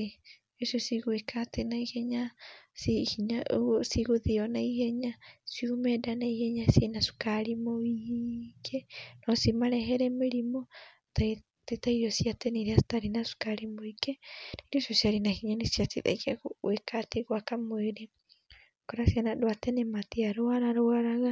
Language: Kikuyu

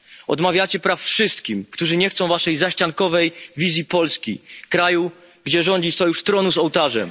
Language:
Polish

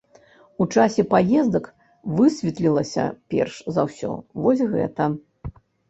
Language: Belarusian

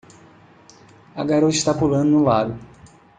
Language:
Portuguese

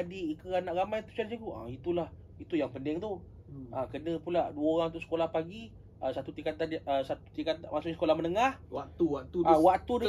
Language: Malay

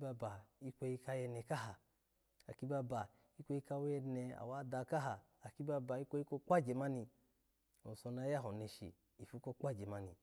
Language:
Alago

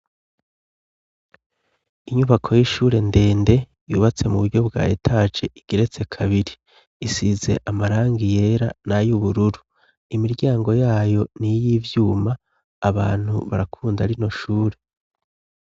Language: Rundi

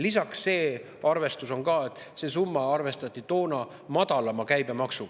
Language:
Estonian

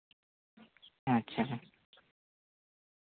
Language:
Santali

